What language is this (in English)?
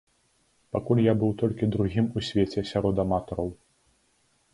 Belarusian